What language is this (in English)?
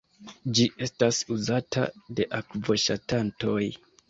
Esperanto